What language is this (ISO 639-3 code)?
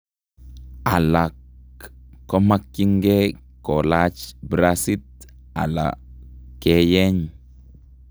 kln